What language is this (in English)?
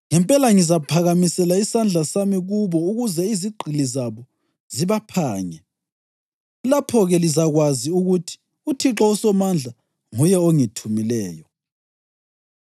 North Ndebele